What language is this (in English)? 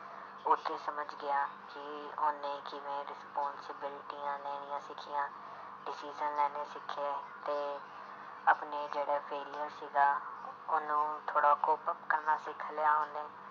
Punjabi